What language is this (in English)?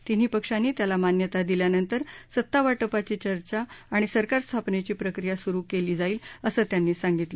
Marathi